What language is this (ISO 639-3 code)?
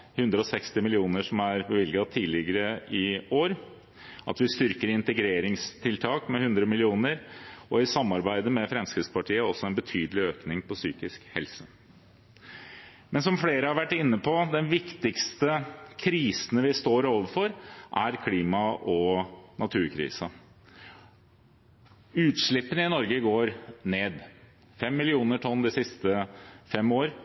nob